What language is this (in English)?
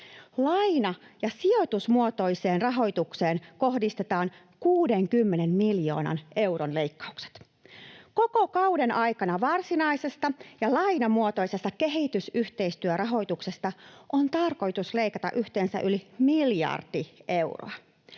Finnish